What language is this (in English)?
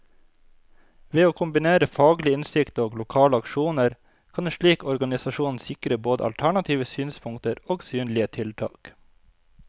Norwegian